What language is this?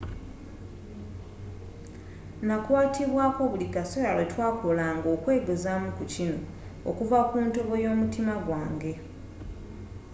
Ganda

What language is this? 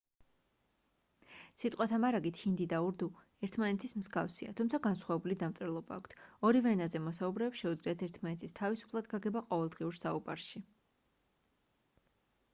Georgian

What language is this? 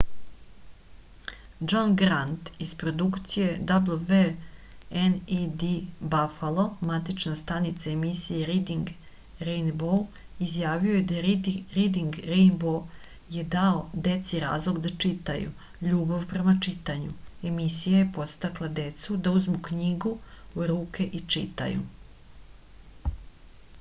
Serbian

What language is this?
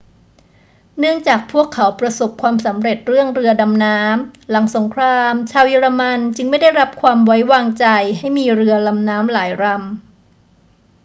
Thai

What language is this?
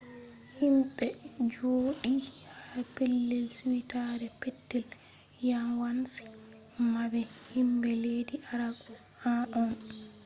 Fula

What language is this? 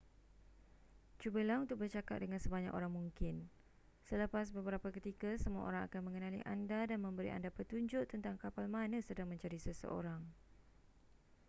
Malay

